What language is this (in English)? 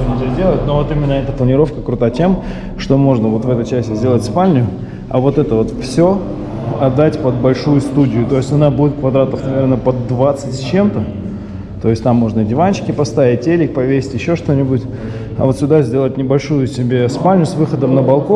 Russian